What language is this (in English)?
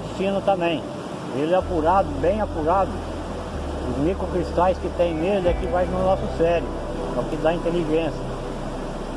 Portuguese